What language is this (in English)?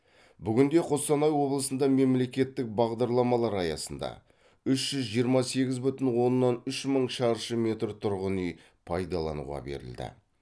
Kazakh